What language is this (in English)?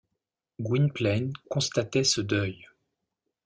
French